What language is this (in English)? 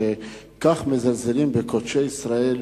Hebrew